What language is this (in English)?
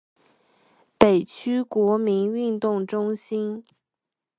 Chinese